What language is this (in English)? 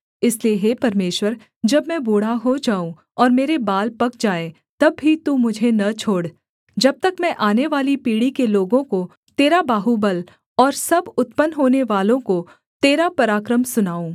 Hindi